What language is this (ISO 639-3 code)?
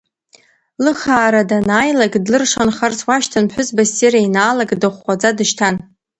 abk